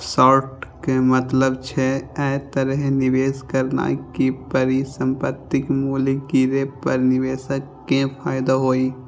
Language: Maithili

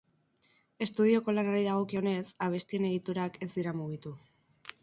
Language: Basque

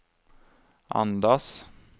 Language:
Swedish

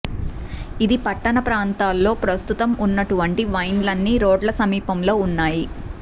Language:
Telugu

